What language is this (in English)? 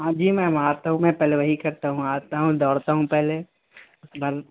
Urdu